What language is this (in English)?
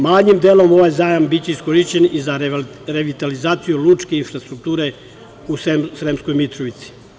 Serbian